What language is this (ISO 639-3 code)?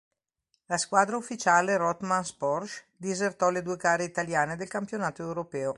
ita